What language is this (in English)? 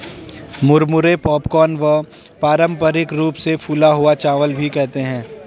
Hindi